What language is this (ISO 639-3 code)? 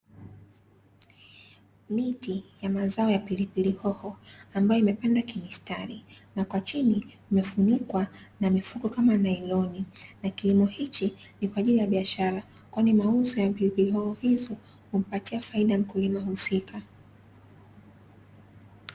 swa